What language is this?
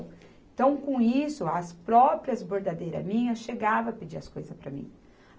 Portuguese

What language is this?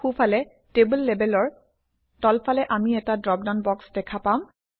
Assamese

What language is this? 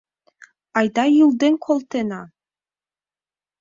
Mari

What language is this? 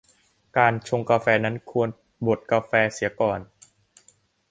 Thai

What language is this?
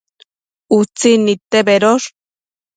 Matsés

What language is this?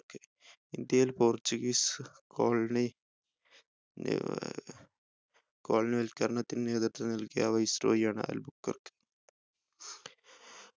Malayalam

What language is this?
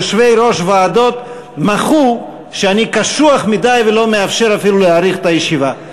Hebrew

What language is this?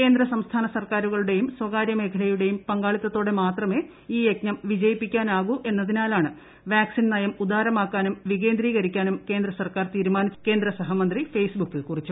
Malayalam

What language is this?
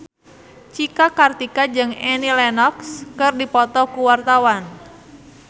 Sundanese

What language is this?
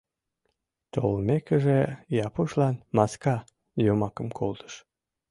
Mari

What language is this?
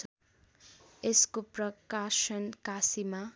Nepali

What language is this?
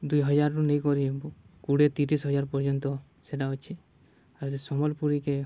Odia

